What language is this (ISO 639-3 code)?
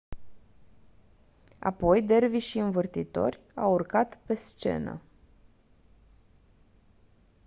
ron